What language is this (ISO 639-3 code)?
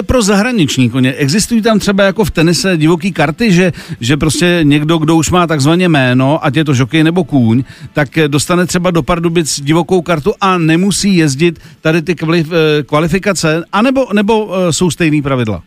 ces